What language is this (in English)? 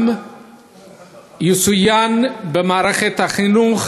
Hebrew